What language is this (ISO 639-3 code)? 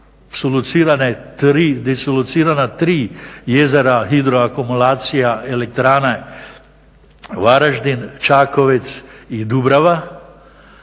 hrv